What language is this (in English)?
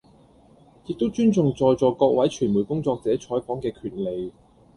Cantonese